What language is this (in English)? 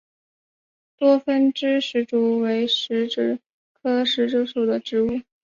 Chinese